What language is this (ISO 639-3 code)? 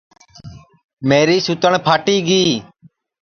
ssi